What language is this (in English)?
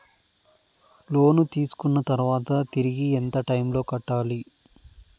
Telugu